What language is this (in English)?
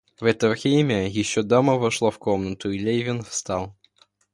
Russian